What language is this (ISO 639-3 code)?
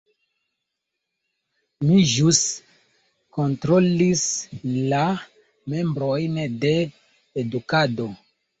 epo